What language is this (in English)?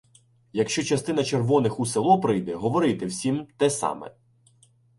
Ukrainian